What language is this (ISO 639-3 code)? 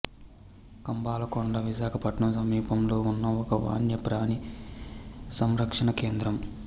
tel